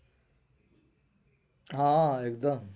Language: Gujarati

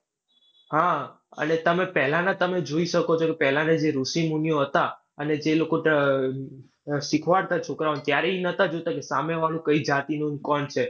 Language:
Gujarati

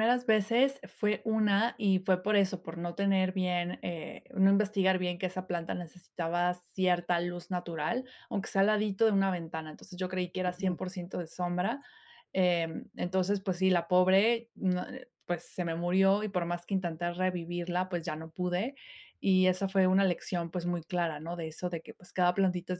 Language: Spanish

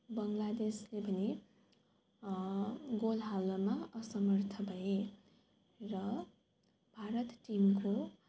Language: Nepali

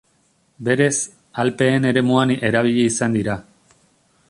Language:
Basque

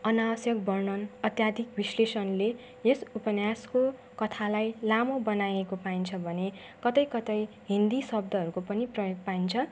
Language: Nepali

